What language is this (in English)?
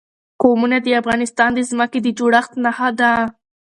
Pashto